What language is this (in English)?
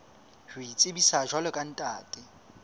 Southern Sotho